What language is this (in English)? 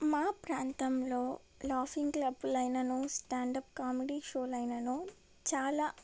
Telugu